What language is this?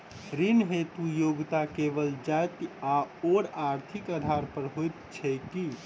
Maithili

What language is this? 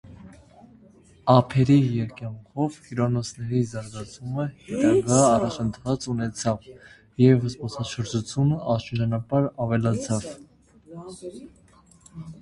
Armenian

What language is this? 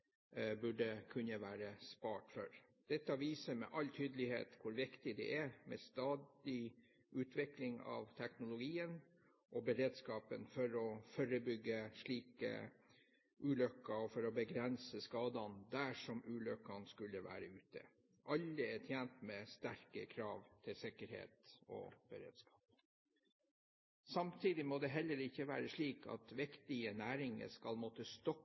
Norwegian Bokmål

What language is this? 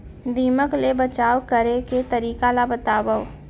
Chhattisgarhi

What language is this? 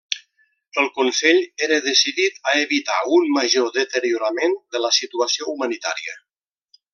Catalan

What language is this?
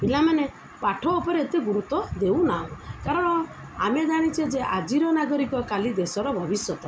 Odia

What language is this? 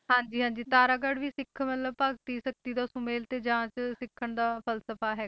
Punjabi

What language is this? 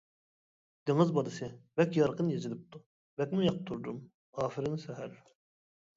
Uyghur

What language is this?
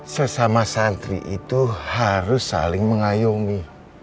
Indonesian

